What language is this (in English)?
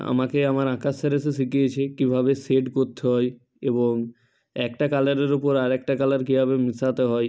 Bangla